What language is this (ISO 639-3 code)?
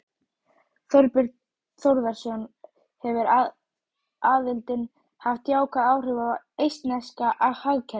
isl